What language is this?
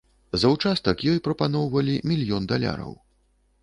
Belarusian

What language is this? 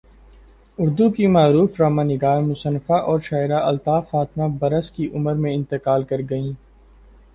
Urdu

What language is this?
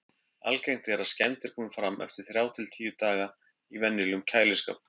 Icelandic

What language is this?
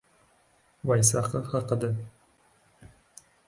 Uzbek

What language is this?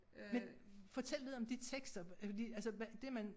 Danish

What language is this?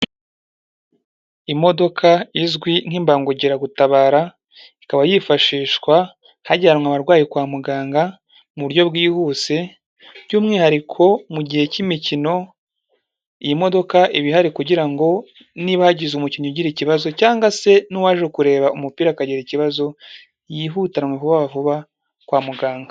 Kinyarwanda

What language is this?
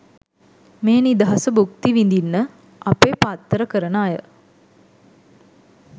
Sinhala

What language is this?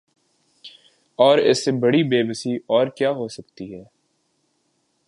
Urdu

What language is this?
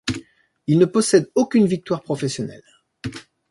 French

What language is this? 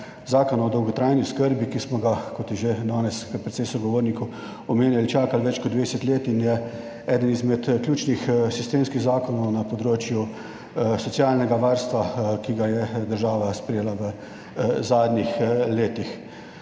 Slovenian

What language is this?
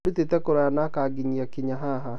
Kikuyu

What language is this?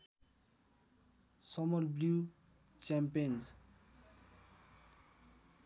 Nepali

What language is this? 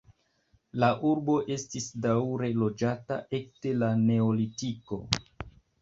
Esperanto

